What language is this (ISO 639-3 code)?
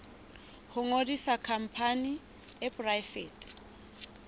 sot